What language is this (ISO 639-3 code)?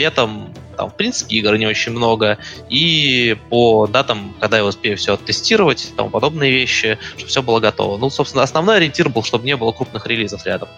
rus